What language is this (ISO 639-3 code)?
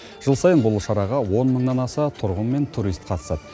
kaz